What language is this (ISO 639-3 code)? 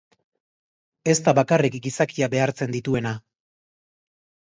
eus